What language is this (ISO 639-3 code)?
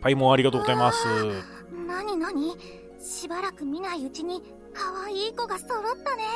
jpn